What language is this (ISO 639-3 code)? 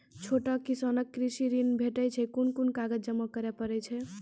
mai